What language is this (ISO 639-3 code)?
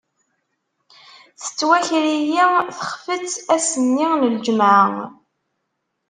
kab